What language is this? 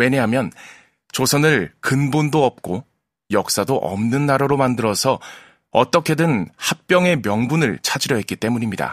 Korean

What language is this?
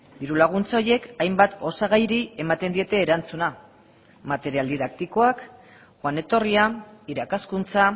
Basque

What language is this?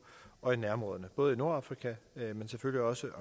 Danish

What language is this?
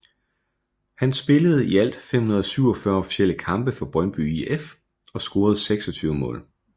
Danish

